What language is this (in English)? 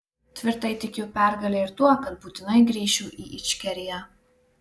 Lithuanian